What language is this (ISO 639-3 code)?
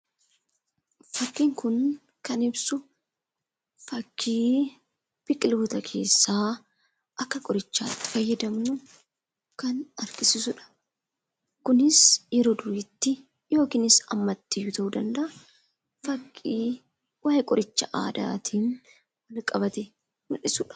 orm